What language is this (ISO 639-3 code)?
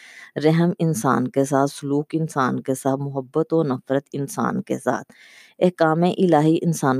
urd